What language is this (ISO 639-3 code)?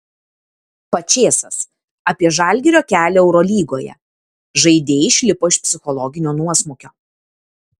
lit